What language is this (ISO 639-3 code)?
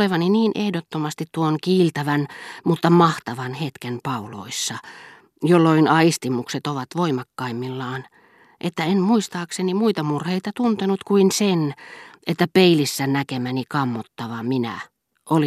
fin